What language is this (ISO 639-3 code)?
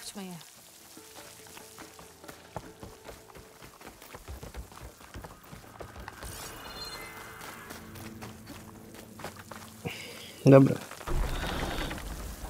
pol